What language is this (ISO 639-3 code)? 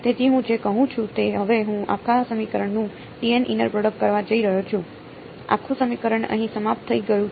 guj